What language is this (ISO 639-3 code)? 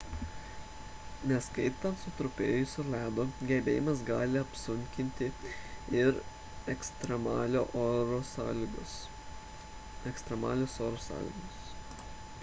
lit